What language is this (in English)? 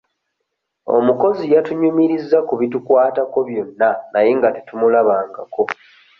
Ganda